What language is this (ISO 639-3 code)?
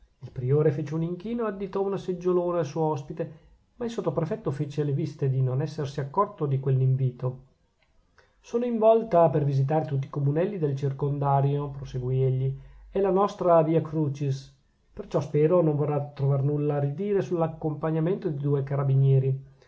ita